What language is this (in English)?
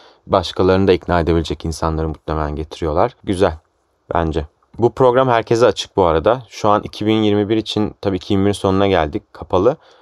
Turkish